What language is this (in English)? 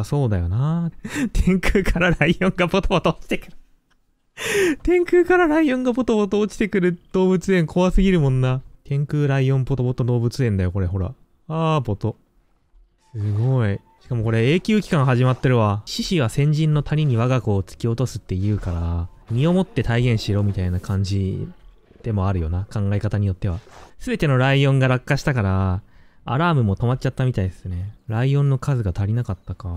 Japanese